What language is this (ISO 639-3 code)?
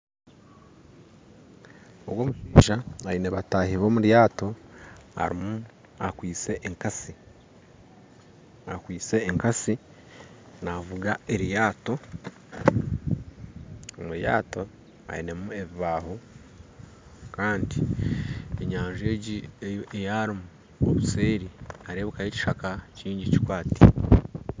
nyn